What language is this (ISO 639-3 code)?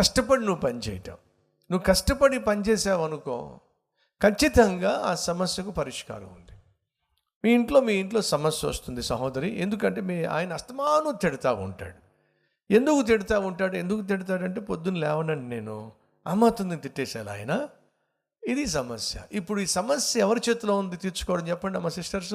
tel